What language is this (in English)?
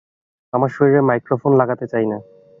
Bangla